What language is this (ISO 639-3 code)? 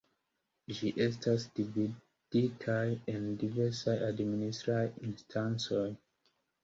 epo